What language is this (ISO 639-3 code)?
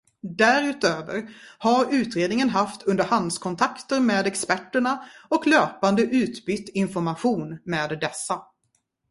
swe